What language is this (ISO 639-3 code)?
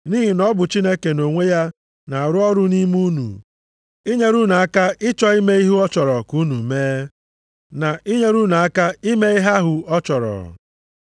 ibo